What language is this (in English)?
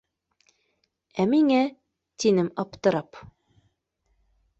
Bashkir